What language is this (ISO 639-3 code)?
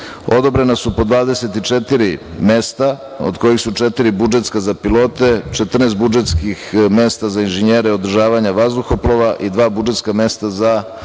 srp